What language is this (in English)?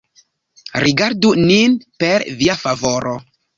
Esperanto